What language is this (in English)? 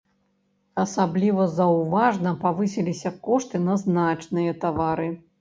Belarusian